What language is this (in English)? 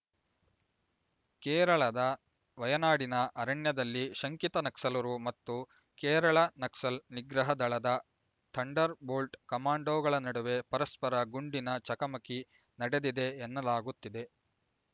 Kannada